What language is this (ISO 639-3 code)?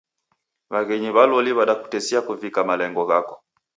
dav